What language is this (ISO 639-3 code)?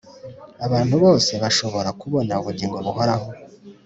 kin